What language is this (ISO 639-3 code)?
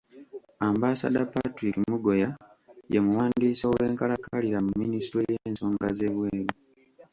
lug